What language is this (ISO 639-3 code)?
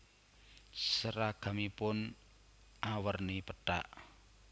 jav